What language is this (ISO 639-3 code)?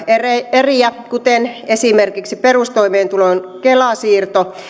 fin